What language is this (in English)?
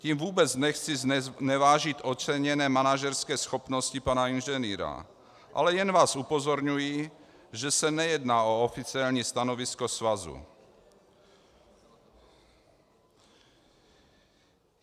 Czech